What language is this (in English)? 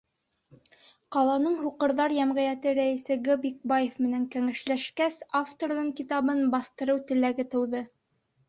Bashkir